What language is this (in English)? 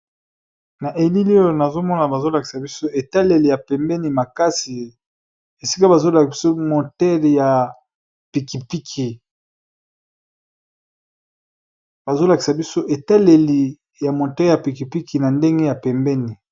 Lingala